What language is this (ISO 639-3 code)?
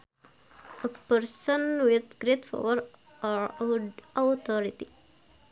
sun